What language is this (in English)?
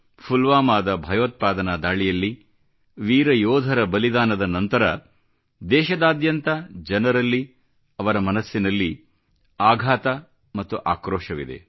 Kannada